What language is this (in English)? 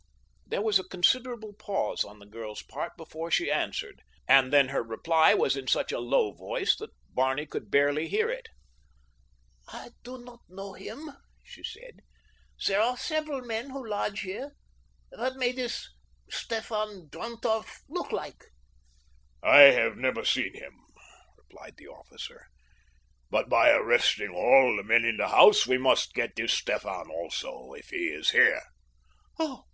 English